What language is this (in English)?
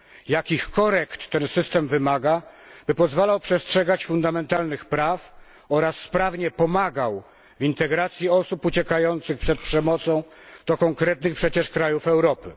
Polish